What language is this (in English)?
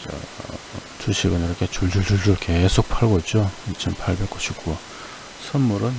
Korean